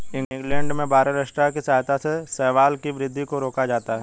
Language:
Hindi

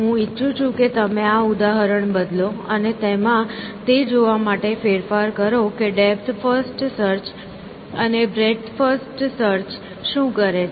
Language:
Gujarati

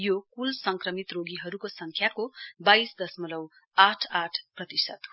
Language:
Nepali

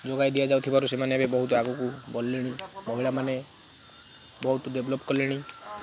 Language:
Odia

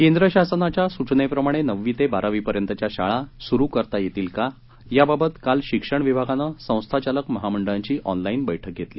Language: Marathi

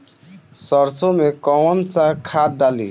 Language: Bhojpuri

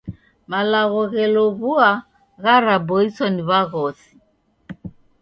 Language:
Taita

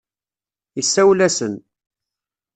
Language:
Kabyle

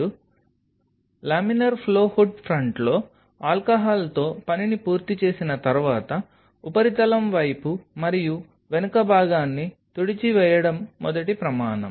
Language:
Telugu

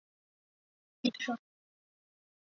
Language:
Chinese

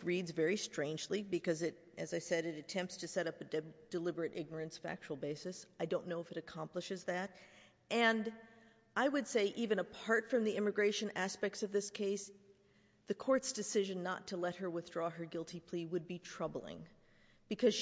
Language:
English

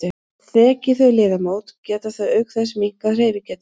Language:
Icelandic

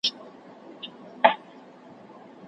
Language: Pashto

